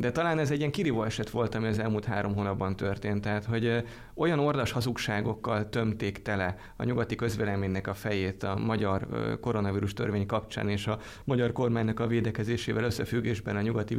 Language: Hungarian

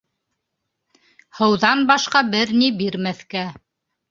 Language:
Bashkir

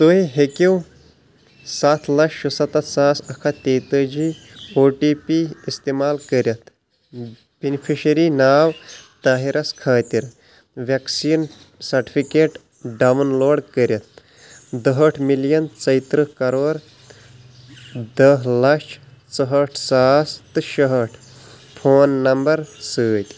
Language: Kashmiri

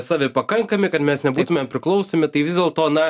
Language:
Lithuanian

